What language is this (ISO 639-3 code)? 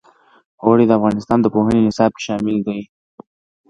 pus